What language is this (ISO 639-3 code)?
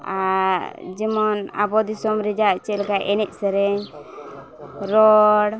sat